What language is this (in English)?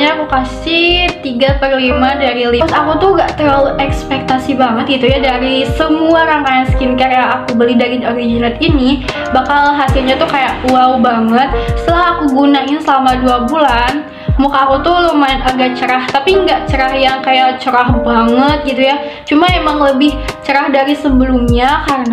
Indonesian